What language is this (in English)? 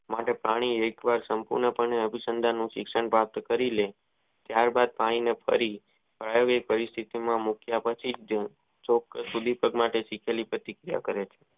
Gujarati